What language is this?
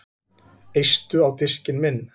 Icelandic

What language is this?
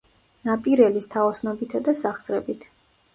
Georgian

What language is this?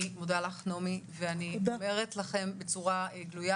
Hebrew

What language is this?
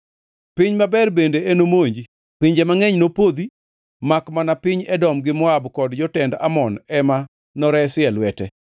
Luo (Kenya and Tanzania)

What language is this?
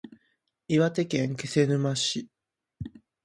Japanese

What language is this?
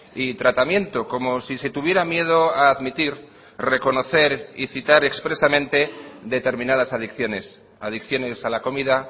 Spanish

